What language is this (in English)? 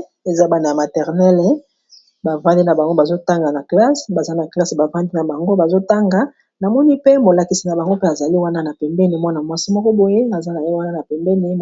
Lingala